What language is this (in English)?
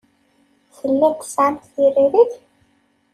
Kabyle